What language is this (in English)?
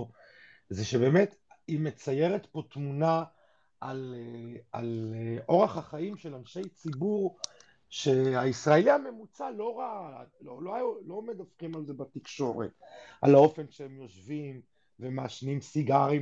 Hebrew